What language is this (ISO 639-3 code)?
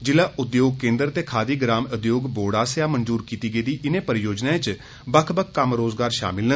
doi